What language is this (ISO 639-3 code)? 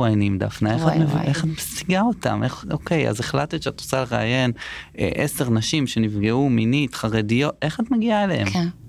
heb